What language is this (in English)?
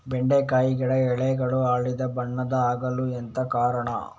Kannada